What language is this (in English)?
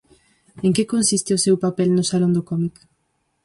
Galician